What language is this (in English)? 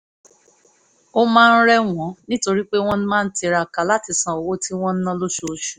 Yoruba